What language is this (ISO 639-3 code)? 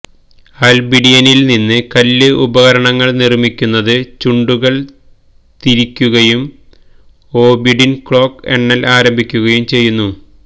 mal